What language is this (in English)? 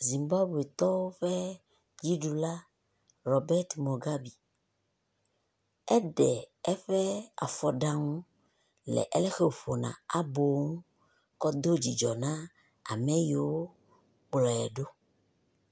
Ewe